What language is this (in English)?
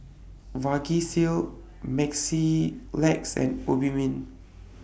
English